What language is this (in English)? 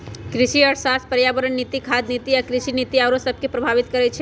Magahi